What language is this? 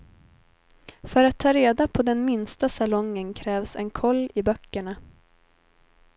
Swedish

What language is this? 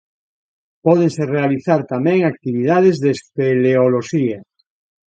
Galician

